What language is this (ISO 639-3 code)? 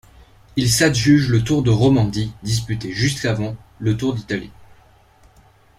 fra